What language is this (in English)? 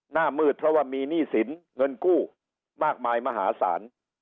Thai